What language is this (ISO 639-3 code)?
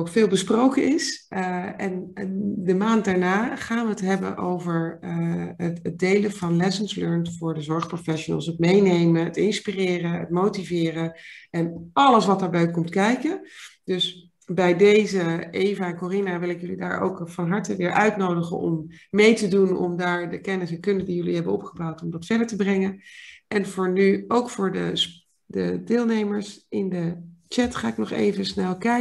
nld